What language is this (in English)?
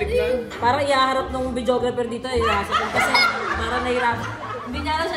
Indonesian